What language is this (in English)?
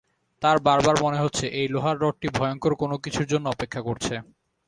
Bangla